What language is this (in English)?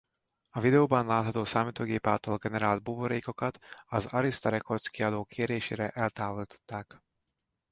Hungarian